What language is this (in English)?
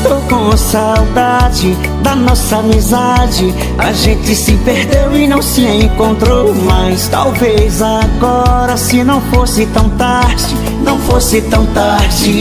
Portuguese